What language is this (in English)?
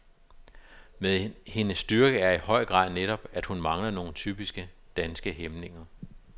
Danish